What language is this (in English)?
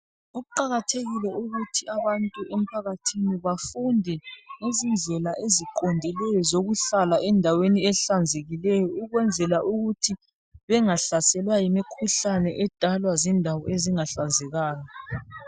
North Ndebele